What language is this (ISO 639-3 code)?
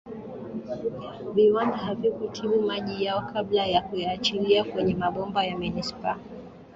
swa